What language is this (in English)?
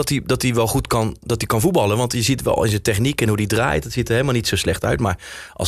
Dutch